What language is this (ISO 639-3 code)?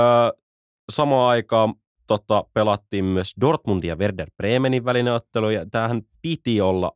fin